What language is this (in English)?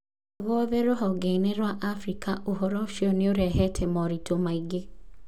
Kikuyu